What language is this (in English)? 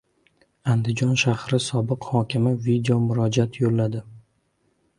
Uzbek